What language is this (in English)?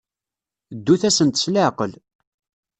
Kabyle